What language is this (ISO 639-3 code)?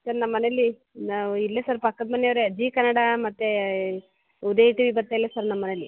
kan